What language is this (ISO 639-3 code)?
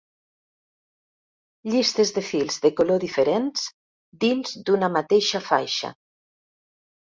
cat